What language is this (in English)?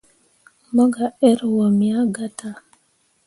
Mundang